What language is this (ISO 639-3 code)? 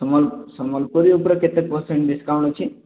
ori